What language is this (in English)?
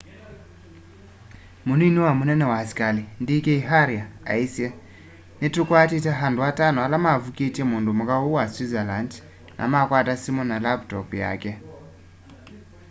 Kamba